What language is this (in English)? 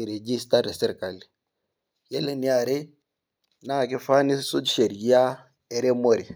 Masai